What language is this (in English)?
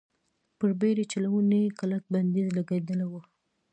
Pashto